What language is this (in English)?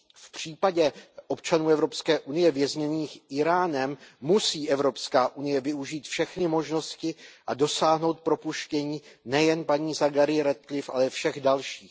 Czech